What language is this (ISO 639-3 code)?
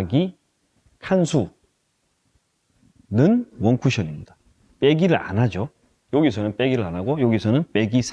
kor